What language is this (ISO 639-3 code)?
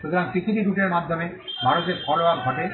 ben